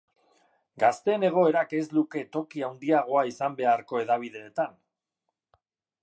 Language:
Basque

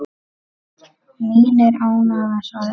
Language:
Icelandic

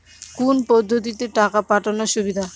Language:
Bangla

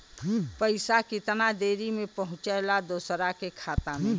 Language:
Bhojpuri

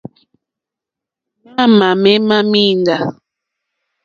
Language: Mokpwe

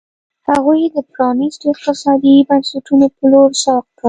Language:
Pashto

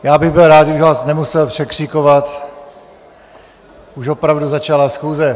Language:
Czech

